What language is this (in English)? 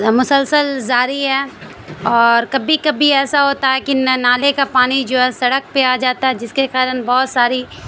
Urdu